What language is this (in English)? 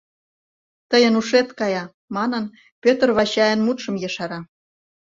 Mari